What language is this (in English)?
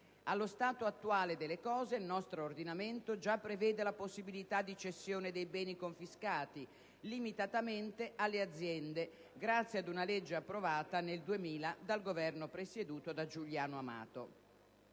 Italian